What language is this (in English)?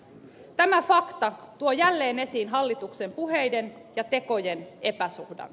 Finnish